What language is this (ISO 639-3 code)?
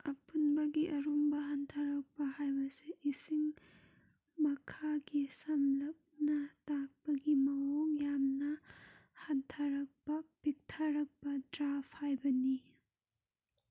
mni